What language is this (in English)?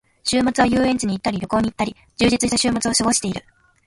Japanese